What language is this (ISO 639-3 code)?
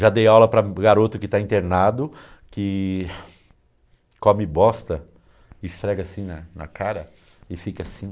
por